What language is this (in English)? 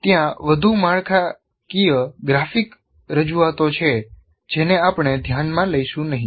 Gujarati